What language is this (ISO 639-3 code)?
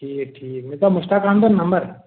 kas